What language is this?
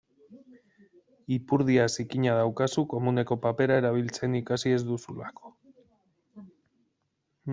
Basque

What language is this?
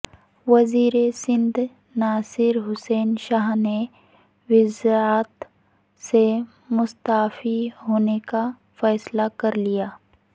Urdu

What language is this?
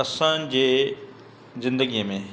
Sindhi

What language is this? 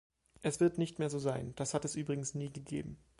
German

